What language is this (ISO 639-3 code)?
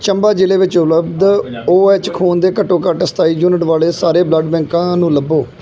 pan